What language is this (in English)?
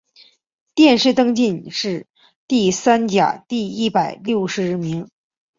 Chinese